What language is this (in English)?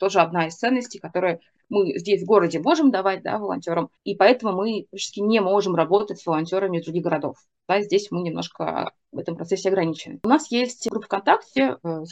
Russian